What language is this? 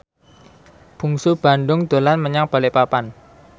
Javanese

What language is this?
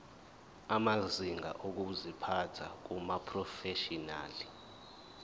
Zulu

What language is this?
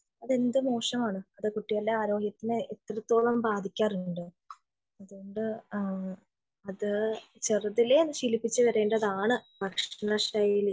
Malayalam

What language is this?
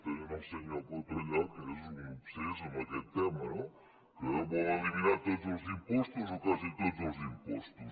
Catalan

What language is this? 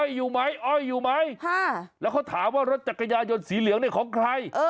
Thai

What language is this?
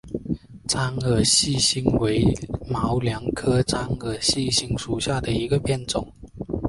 Chinese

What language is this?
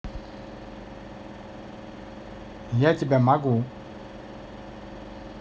Russian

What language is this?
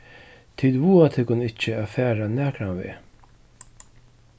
Faroese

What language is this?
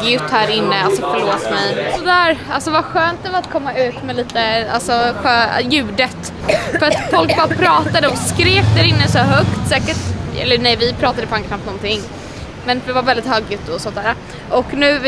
Swedish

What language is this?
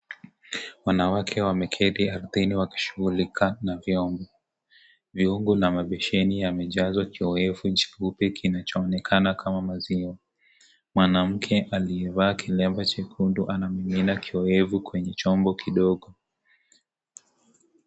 Swahili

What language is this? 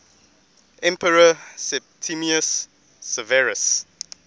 English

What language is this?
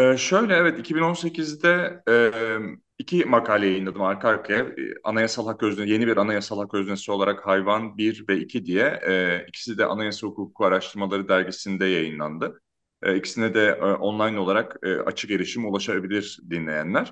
Turkish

